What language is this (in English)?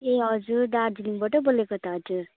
Nepali